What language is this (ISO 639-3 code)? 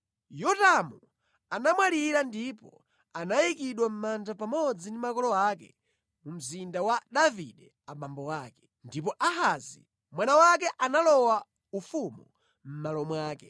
nya